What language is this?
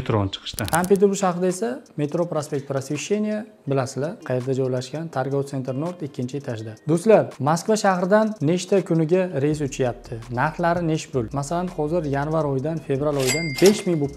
Turkish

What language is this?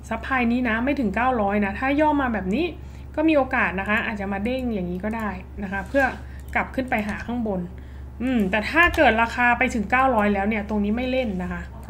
Thai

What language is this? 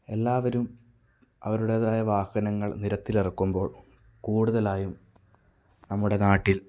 Malayalam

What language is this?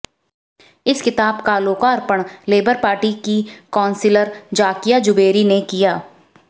Hindi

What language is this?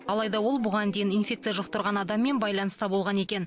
Kazakh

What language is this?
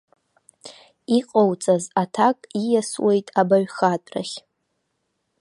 Abkhazian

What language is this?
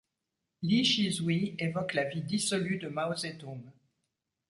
French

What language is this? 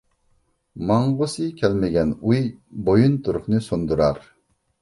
Uyghur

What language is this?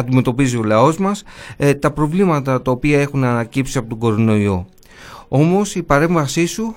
Greek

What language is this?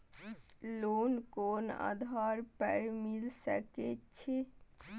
Maithili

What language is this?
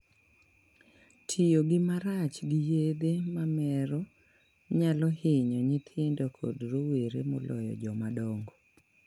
Luo (Kenya and Tanzania)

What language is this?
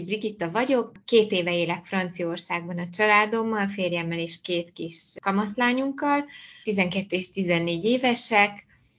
Hungarian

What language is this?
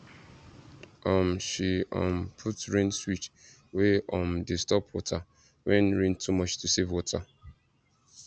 Nigerian Pidgin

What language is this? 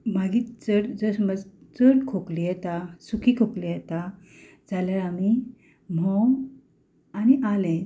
Konkani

